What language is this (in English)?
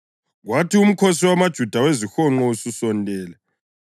North Ndebele